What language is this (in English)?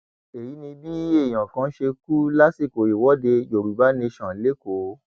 Yoruba